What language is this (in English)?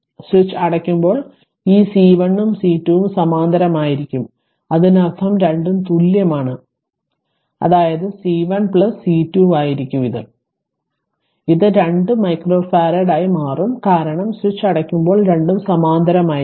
Malayalam